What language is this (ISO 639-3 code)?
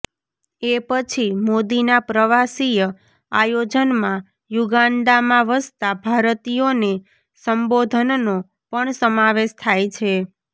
guj